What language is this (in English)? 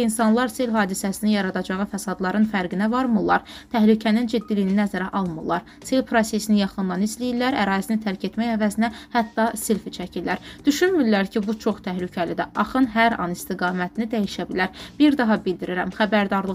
Turkish